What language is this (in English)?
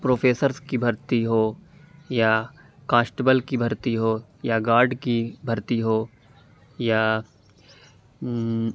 Urdu